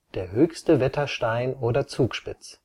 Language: German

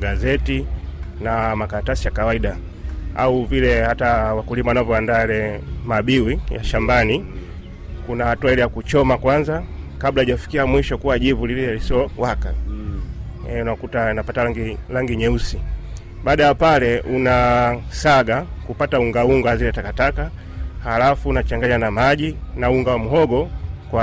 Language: Swahili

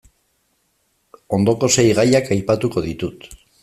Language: Basque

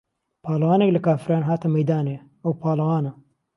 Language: Central Kurdish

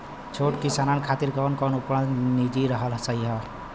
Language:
Bhojpuri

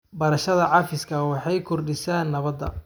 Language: Somali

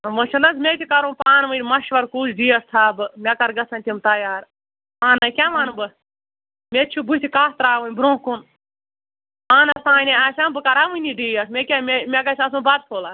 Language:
Kashmiri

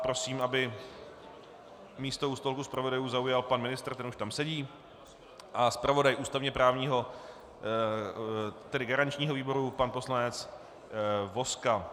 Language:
Czech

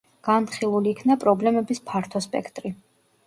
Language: Georgian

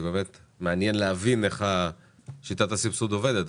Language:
Hebrew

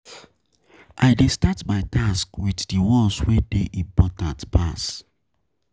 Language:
Nigerian Pidgin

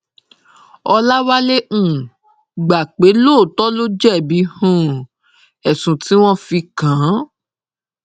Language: Yoruba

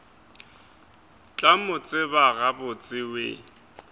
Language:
Northern Sotho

